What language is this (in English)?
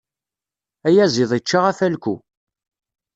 Kabyle